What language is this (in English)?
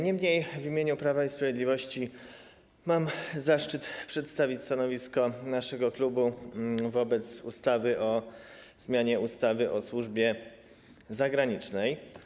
Polish